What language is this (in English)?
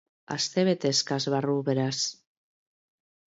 Basque